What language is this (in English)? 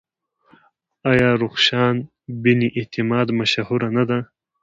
Pashto